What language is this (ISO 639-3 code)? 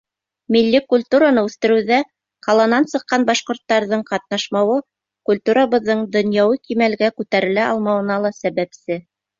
bak